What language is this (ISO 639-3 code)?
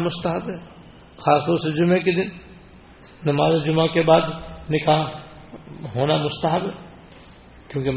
urd